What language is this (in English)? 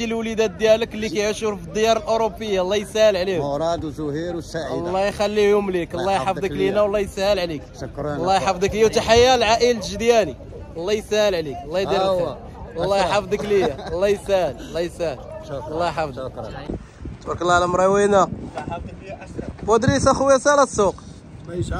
Arabic